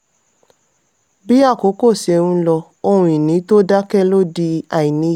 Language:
Yoruba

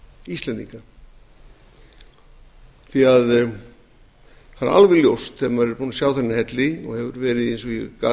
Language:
Icelandic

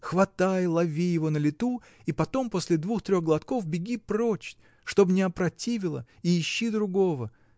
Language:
Russian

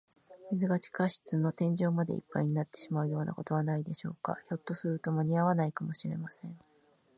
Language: Japanese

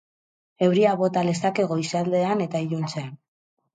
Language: Basque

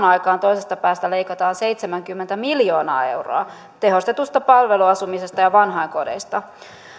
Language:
Finnish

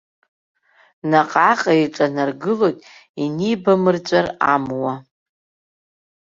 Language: Abkhazian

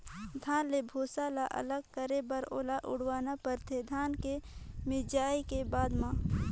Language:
Chhattisgarhi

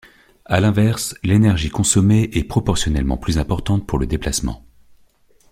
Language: French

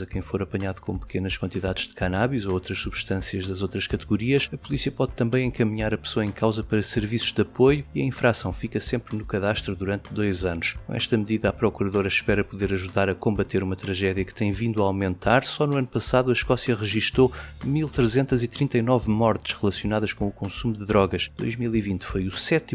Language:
Portuguese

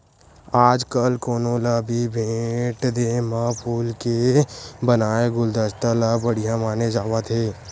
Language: Chhattisgarhi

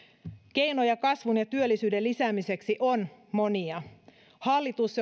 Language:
Finnish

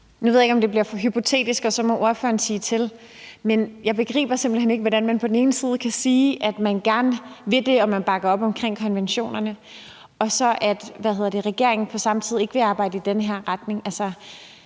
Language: Danish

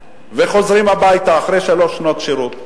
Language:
Hebrew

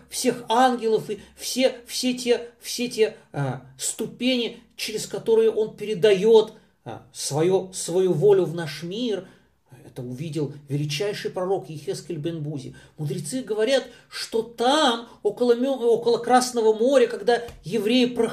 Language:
Russian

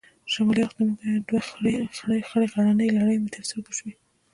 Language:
Pashto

